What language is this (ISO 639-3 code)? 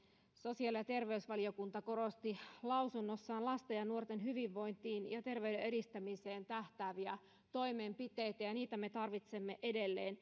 fin